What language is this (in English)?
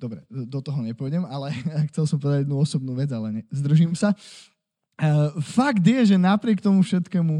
Slovak